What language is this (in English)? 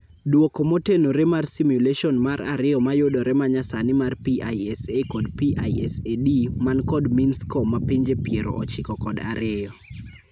Luo (Kenya and Tanzania)